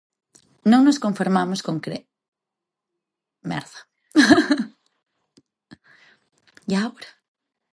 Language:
Galician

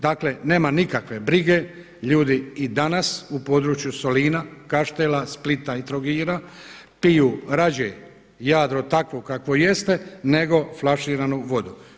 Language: Croatian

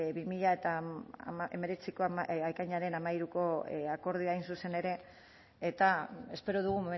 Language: Basque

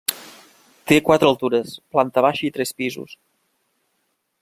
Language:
Catalan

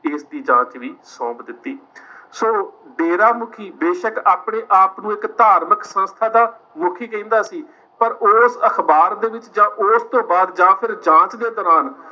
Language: Punjabi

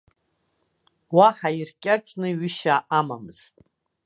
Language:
Abkhazian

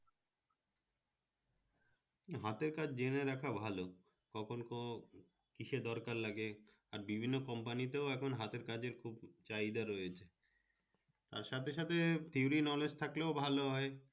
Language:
Bangla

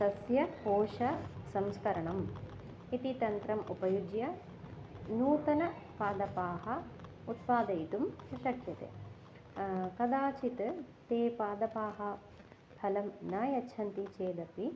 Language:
Sanskrit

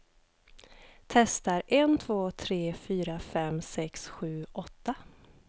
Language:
Swedish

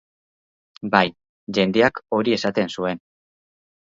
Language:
Basque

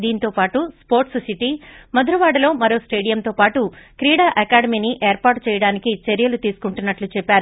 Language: Telugu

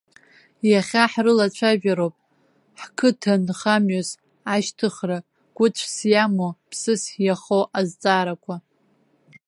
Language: Abkhazian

